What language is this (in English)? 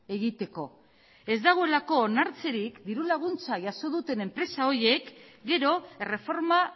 Basque